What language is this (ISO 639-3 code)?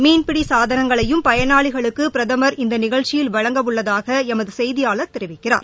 tam